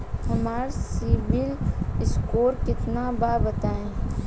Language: Bhojpuri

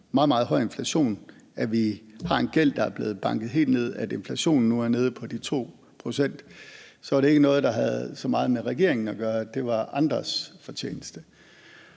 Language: Danish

